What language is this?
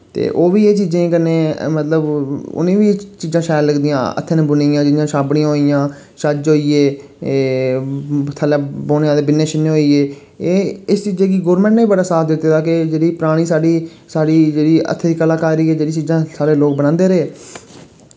Dogri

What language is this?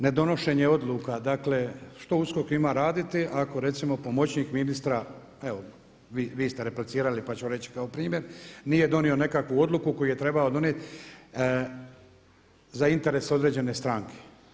Croatian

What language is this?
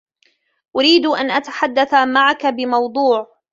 Arabic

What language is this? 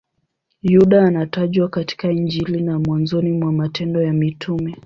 Swahili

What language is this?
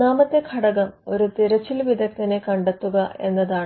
Malayalam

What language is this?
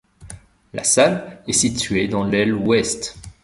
French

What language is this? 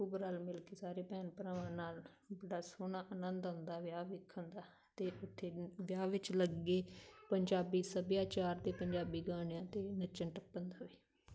Punjabi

